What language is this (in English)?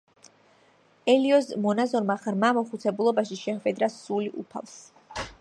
Georgian